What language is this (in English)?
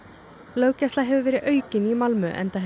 Icelandic